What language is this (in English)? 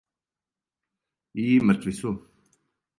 Serbian